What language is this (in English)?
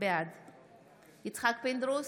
Hebrew